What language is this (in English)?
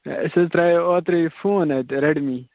Kashmiri